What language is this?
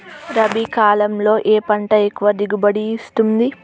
Telugu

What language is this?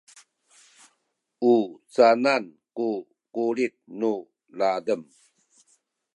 Sakizaya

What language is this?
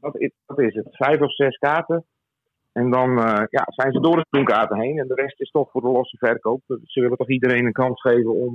Dutch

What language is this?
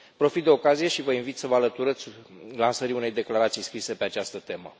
Romanian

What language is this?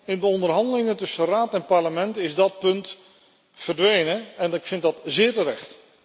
Dutch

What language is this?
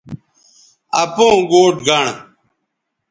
Bateri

